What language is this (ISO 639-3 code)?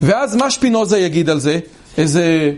heb